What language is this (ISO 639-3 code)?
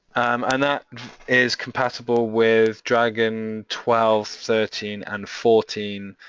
eng